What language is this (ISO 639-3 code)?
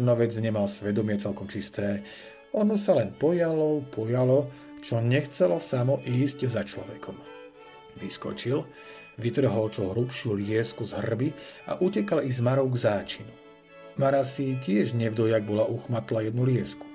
slk